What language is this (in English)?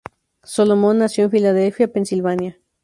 Spanish